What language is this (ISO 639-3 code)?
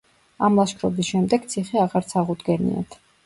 kat